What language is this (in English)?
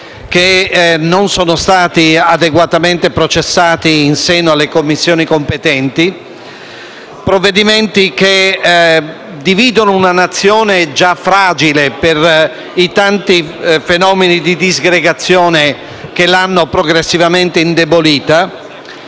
Italian